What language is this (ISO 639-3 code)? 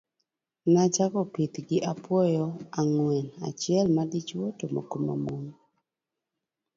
luo